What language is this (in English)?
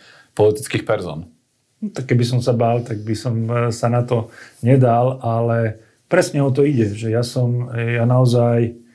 Slovak